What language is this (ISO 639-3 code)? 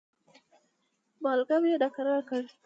pus